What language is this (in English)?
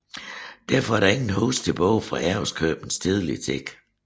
Danish